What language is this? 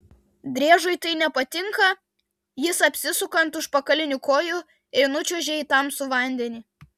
Lithuanian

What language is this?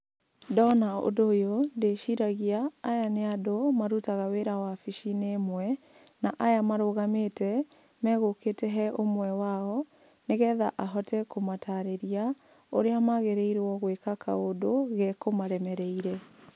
Kikuyu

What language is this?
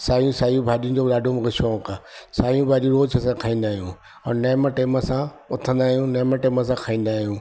Sindhi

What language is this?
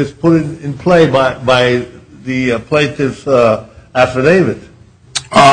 English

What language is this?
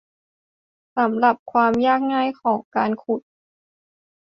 Thai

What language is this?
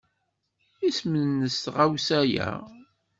Kabyle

